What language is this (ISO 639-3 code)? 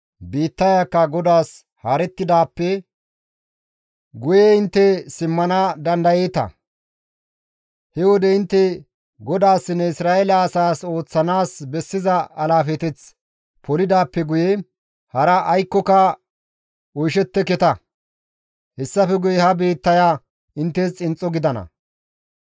gmv